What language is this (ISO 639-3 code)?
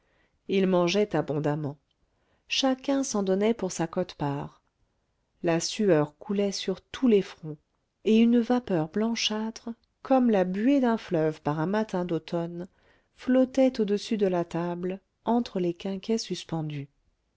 fra